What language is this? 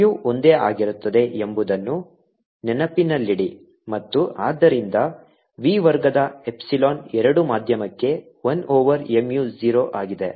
Kannada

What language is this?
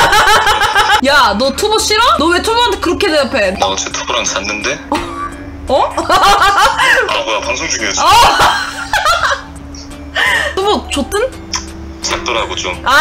Korean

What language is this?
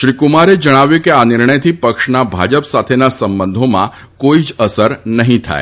Gujarati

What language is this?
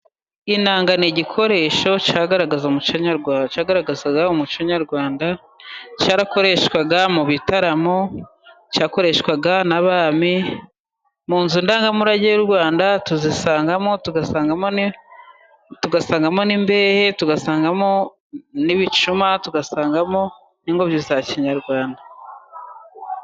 Kinyarwanda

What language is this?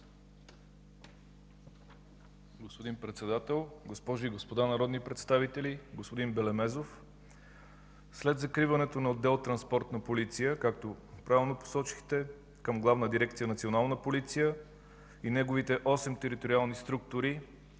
Bulgarian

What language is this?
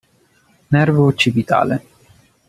Italian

